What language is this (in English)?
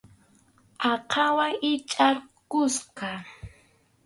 Arequipa-La Unión Quechua